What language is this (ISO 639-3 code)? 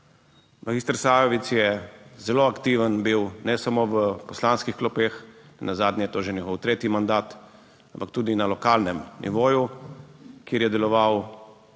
slv